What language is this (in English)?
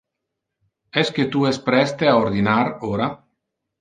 Interlingua